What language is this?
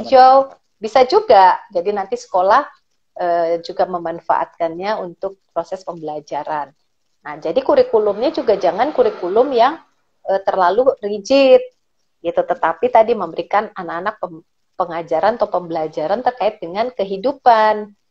Indonesian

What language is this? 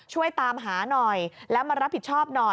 Thai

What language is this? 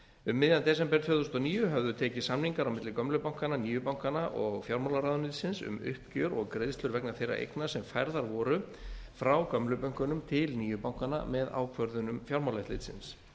Icelandic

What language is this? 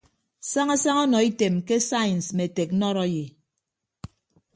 Ibibio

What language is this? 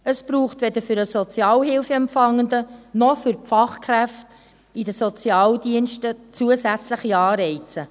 Swiss German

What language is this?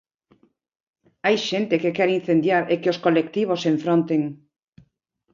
Galician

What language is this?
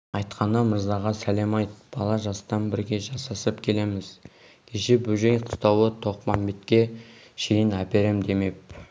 Kazakh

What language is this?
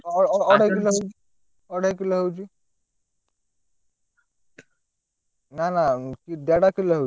Odia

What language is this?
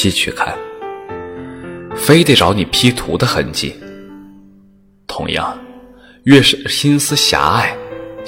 Chinese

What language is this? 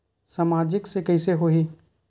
Chhattisgarhi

